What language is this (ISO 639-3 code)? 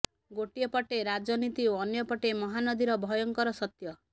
ori